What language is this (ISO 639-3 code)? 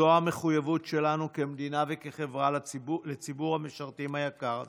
heb